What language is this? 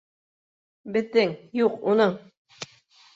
Bashkir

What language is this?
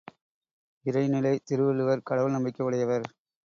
Tamil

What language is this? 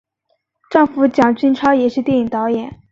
Chinese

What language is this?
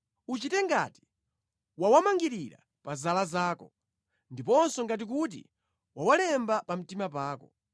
Nyanja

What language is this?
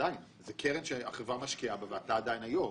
Hebrew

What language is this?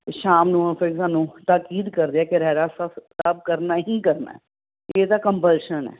Punjabi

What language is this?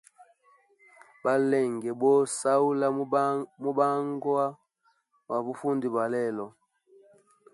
Hemba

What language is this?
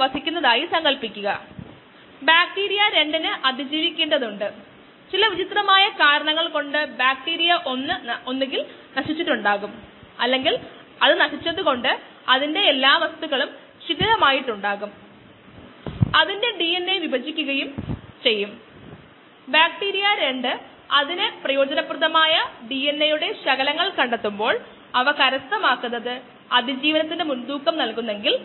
Malayalam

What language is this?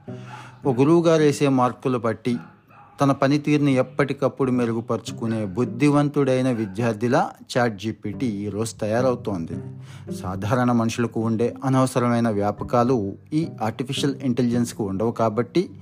Telugu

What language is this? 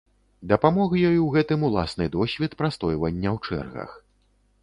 Belarusian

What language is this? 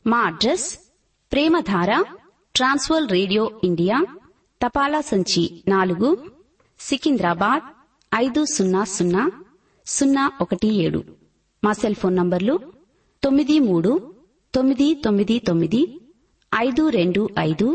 Telugu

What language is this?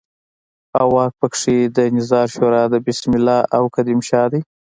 Pashto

